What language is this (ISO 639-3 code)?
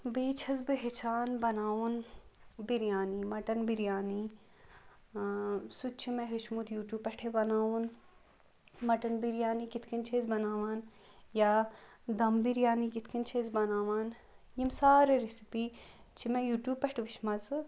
kas